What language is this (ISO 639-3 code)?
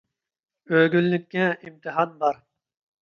uig